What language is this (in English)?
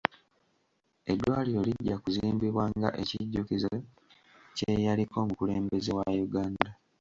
Ganda